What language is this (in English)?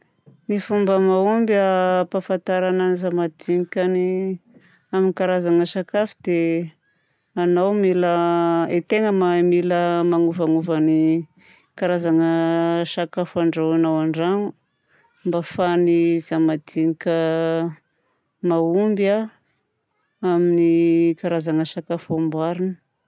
Southern Betsimisaraka Malagasy